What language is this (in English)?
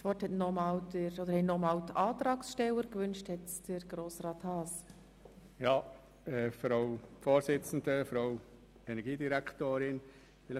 Swiss German